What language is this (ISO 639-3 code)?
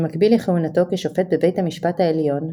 heb